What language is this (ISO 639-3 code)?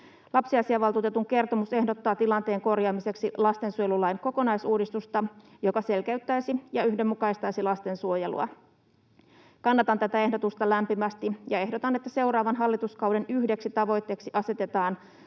fin